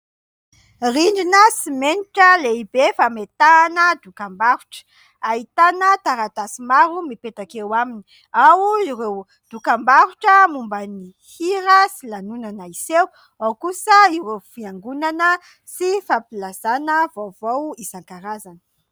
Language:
Malagasy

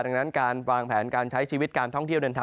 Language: Thai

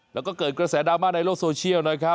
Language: Thai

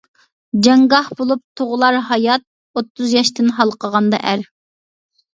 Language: Uyghur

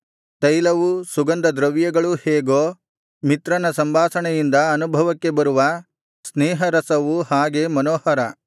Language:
Kannada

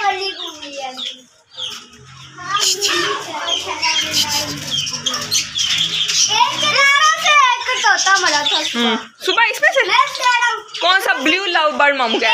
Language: Hindi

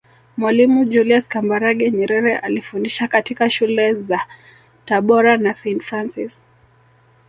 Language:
Swahili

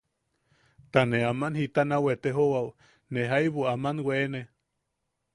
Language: Yaqui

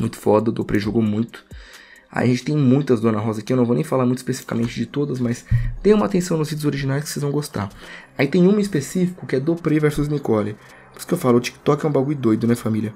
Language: Portuguese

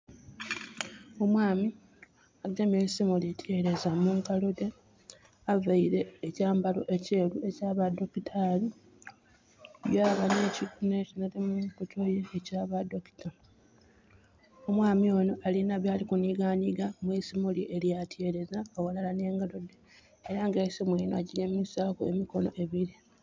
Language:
Soga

